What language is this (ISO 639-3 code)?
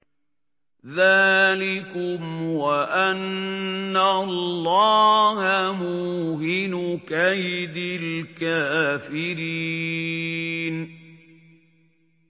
ara